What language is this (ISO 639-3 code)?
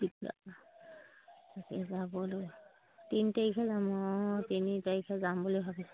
asm